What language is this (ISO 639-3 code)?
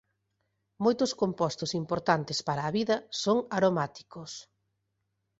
glg